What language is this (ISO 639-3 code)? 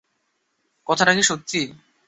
ben